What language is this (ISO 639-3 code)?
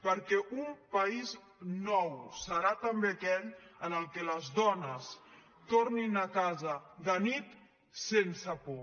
cat